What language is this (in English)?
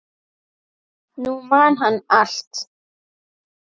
Icelandic